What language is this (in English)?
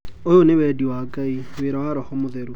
Kikuyu